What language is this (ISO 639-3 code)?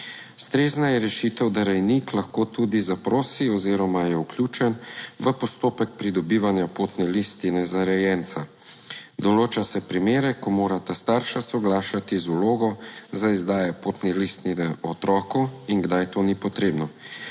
slv